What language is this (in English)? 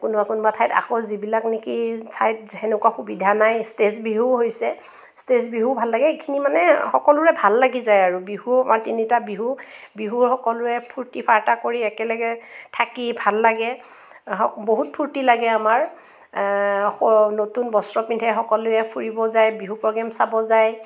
Assamese